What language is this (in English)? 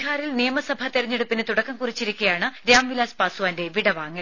Malayalam